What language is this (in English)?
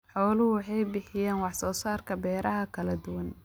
Somali